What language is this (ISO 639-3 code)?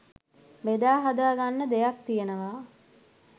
sin